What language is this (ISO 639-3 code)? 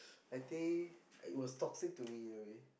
eng